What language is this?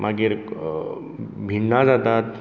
Konkani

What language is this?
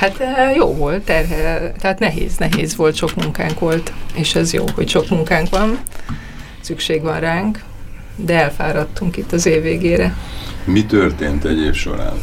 Hungarian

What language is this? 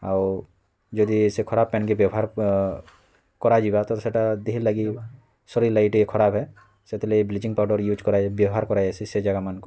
Odia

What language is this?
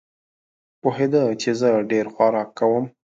Pashto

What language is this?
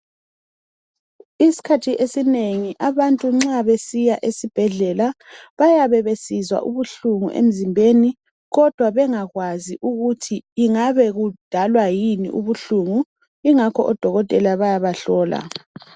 North Ndebele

